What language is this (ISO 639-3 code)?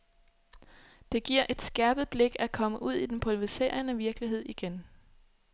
dan